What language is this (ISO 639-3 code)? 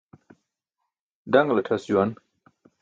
bsk